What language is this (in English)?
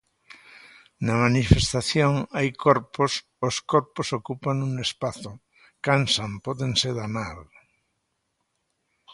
Galician